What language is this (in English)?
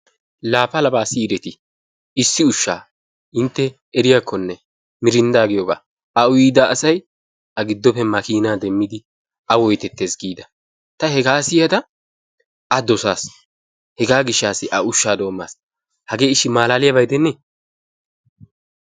Wolaytta